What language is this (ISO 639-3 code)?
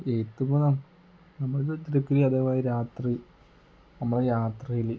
mal